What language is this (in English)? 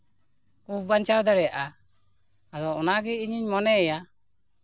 Santali